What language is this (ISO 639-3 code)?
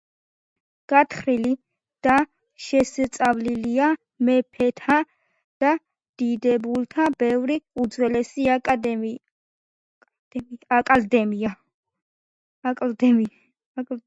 kat